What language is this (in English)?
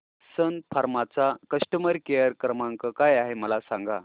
Marathi